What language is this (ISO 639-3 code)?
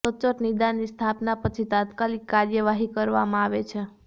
guj